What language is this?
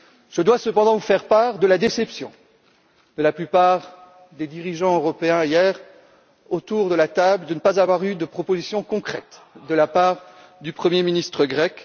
French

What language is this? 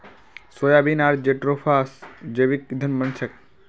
Magahi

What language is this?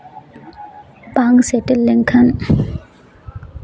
Santali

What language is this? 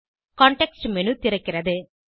Tamil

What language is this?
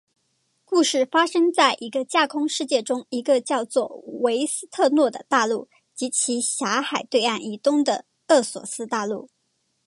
Chinese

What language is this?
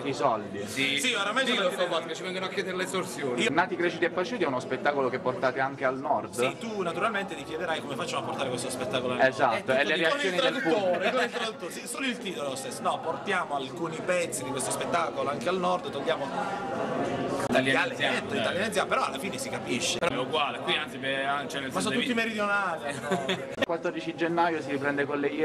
Italian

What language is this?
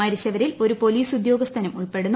Malayalam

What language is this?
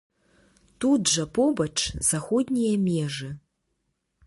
Belarusian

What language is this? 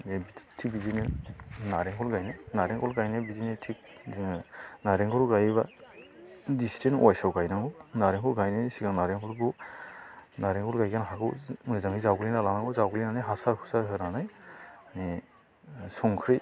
Bodo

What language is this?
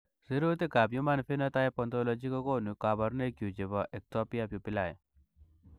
Kalenjin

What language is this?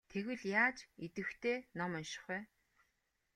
Mongolian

